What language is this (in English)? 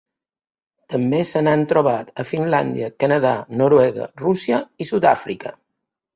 Catalan